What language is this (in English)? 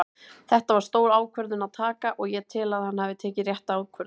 Icelandic